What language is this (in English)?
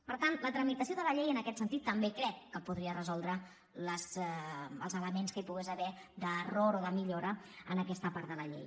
Catalan